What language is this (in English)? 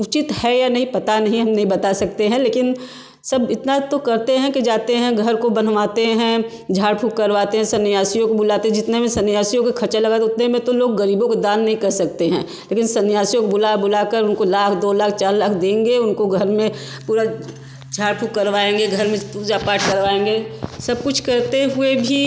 Hindi